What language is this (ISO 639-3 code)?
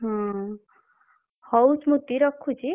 ori